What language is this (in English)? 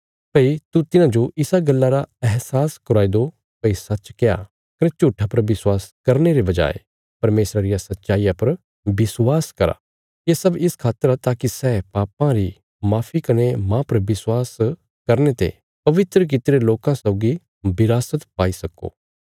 Bilaspuri